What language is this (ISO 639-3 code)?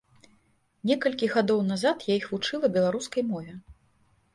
bel